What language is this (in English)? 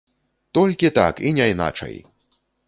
Belarusian